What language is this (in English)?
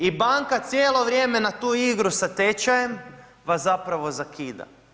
Croatian